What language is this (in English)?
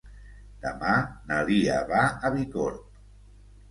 Catalan